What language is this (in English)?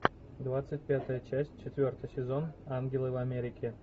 Russian